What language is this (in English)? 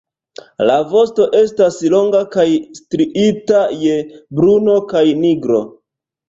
Esperanto